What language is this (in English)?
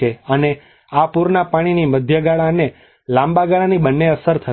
Gujarati